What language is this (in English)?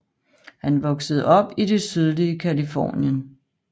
Danish